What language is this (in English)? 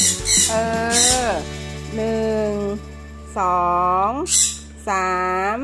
Thai